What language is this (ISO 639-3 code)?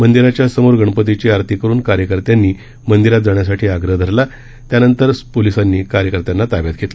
mar